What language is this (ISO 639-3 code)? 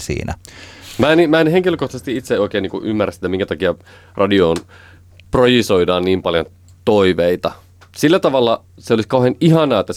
fin